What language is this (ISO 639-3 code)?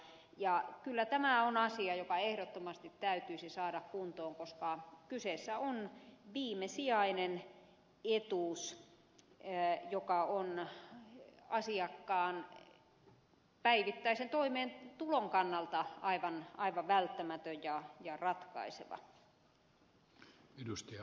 fin